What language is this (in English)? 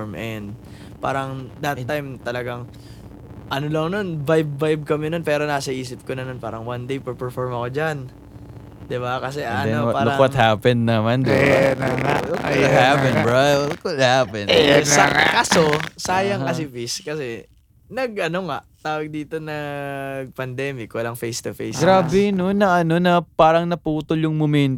Filipino